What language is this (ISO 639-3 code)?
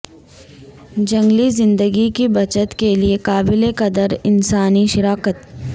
urd